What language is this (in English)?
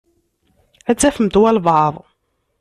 Kabyle